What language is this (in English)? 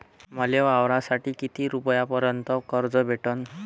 Marathi